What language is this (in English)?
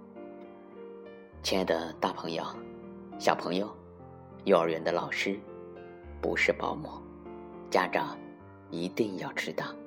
Chinese